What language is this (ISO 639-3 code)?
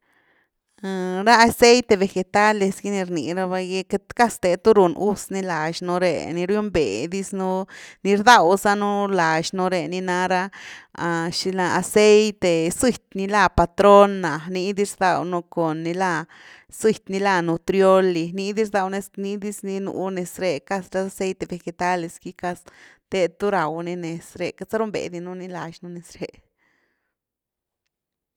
ztu